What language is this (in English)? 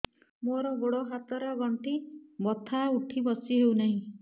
Odia